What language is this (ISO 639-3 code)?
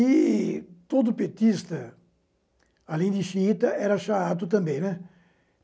por